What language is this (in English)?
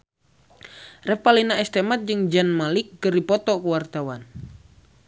Sundanese